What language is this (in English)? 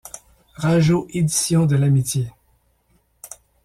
French